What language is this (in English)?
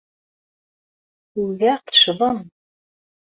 Kabyle